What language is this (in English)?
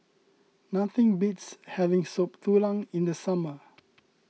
English